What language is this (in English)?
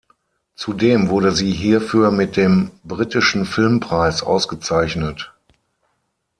German